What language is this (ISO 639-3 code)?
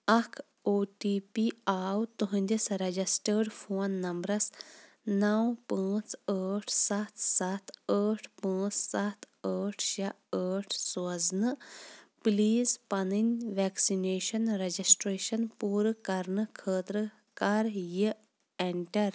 kas